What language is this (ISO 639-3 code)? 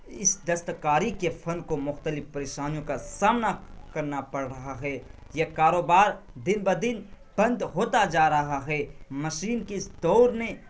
urd